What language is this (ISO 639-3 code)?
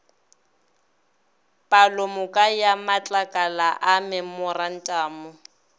nso